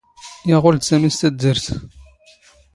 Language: Standard Moroccan Tamazight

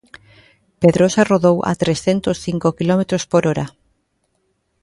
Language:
Galician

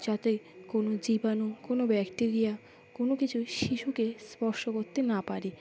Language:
Bangla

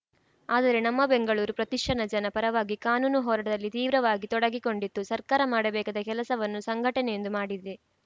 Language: Kannada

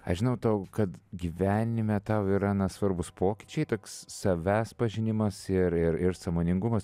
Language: Lithuanian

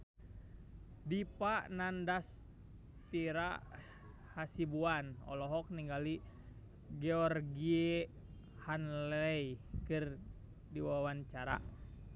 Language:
Sundanese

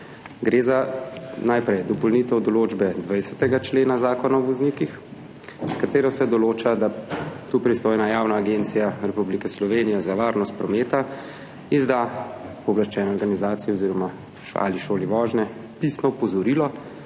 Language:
Slovenian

